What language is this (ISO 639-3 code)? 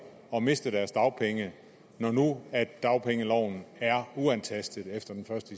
dan